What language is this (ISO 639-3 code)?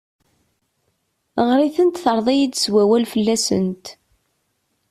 kab